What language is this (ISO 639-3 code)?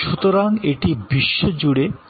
ben